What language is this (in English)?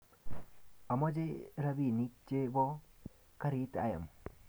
Kalenjin